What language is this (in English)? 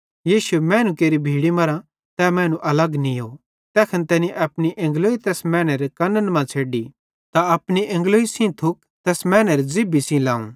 Bhadrawahi